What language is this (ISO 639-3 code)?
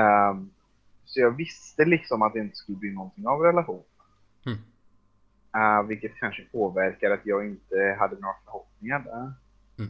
swe